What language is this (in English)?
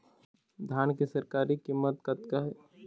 Chhattisgarhi